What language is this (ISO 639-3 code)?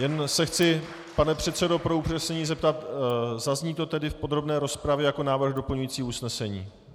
ces